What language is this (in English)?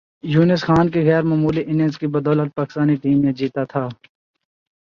Urdu